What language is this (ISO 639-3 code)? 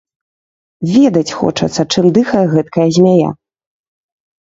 bel